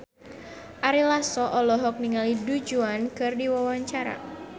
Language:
Sundanese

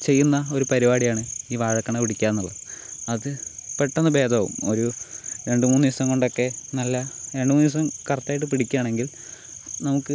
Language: Malayalam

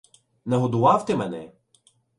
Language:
Ukrainian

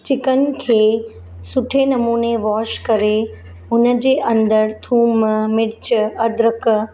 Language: Sindhi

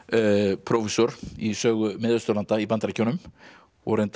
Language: Icelandic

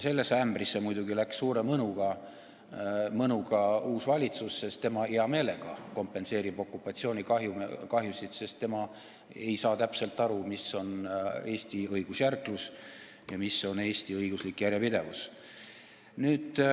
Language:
Estonian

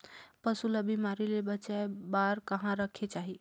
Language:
Chhattisgarhi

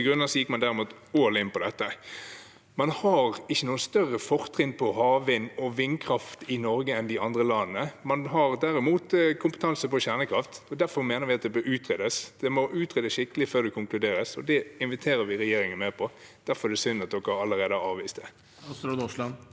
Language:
Norwegian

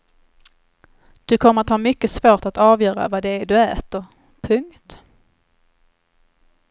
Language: Swedish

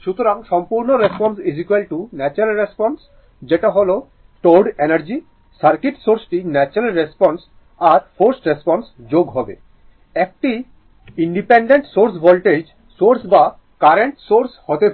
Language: Bangla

